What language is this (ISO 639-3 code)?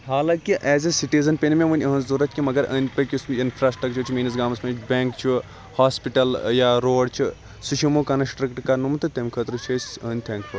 kas